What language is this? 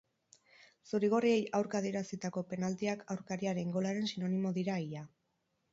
Basque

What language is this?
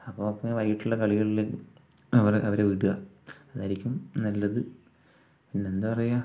Malayalam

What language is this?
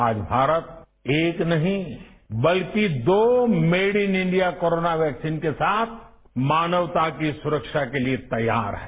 Hindi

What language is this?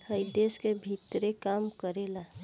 Bhojpuri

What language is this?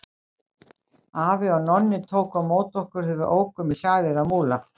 Icelandic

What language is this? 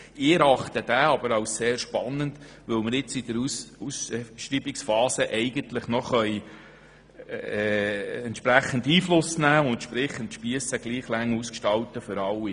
Swiss German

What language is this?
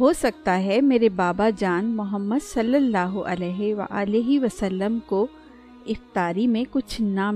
Urdu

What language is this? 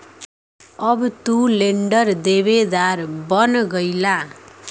Bhojpuri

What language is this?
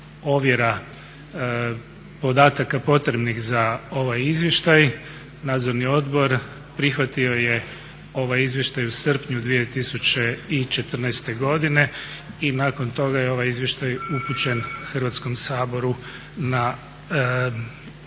Croatian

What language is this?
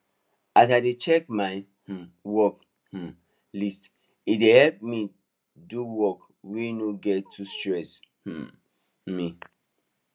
Nigerian Pidgin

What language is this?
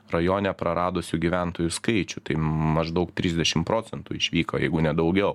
Lithuanian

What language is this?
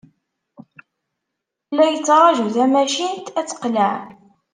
Kabyle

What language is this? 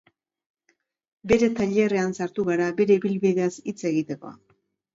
Basque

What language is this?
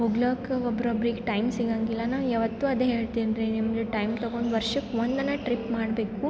Kannada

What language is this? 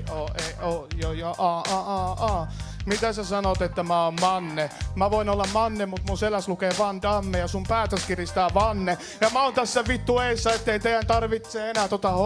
Finnish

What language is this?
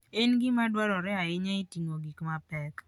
Luo (Kenya and Tanzania)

